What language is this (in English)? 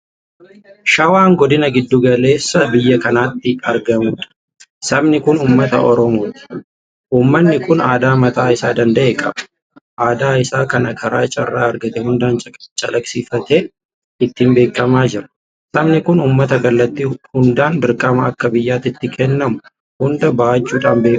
Oromo